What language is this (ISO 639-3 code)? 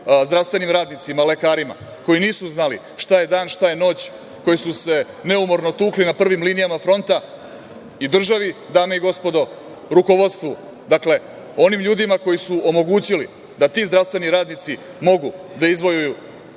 srp